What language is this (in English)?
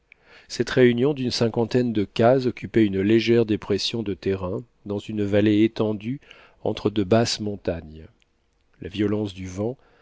French